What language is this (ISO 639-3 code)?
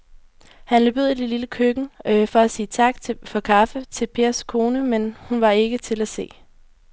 dan